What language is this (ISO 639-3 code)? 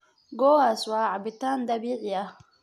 som